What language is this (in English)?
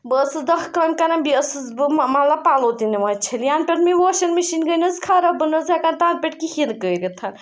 Kashmiri